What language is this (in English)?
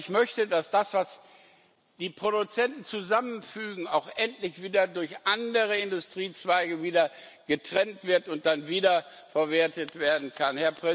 German